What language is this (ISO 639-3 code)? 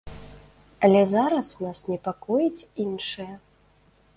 bel